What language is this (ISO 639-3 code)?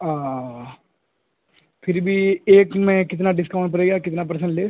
urd